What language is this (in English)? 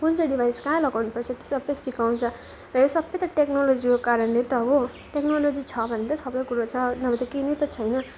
Nepali